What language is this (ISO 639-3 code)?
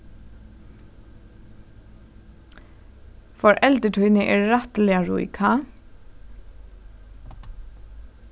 fao